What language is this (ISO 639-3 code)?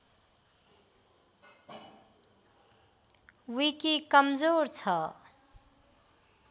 nep